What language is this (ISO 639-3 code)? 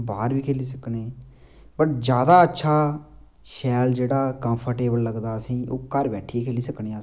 doi